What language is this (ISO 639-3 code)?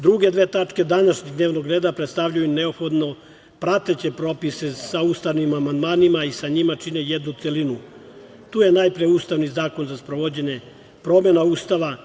srp